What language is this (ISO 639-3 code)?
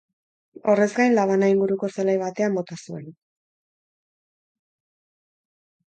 eus